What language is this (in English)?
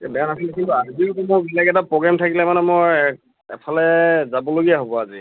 Assamese